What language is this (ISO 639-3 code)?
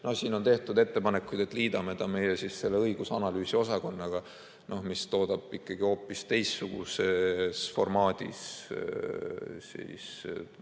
est